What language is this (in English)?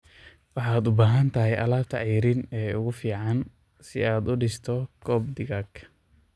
Somali